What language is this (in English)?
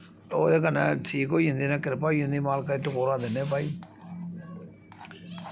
Dogri